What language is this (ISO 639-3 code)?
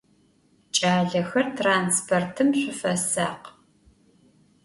ady